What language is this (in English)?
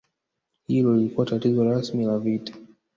Swahili